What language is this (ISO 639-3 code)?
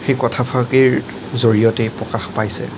asm